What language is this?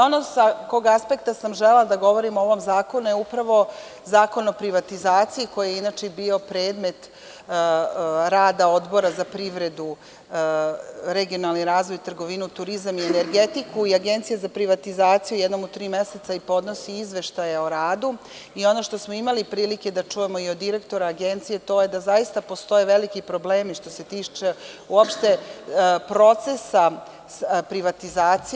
Serbian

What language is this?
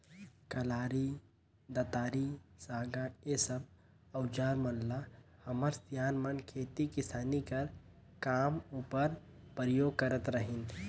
Chhattisgarhi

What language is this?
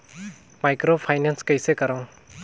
Chhattisgarhi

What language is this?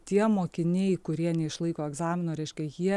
Lithuanian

